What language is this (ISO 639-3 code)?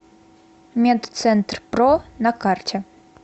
rus